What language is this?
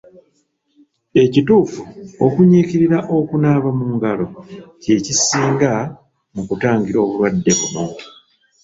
Ganda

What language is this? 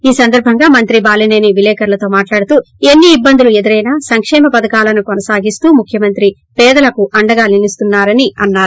Telugu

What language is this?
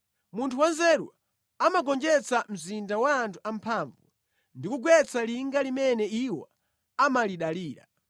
Nyanja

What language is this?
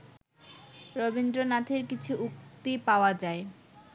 Bangla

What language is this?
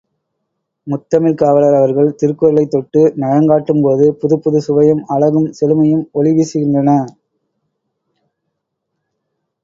Tamil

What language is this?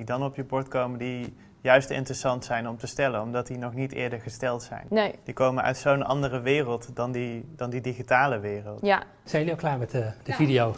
Dutch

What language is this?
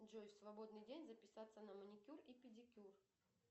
Russian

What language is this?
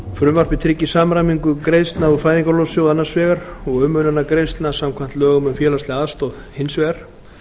Icelandic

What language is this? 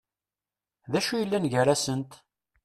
Kabyle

